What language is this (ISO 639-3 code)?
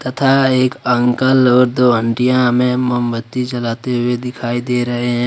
hin